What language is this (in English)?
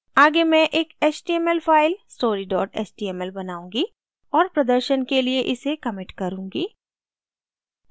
Hindi